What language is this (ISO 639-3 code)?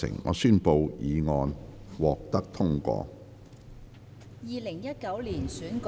yue